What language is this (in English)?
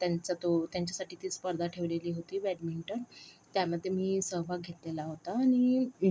Marathi